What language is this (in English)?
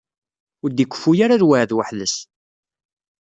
Kabyle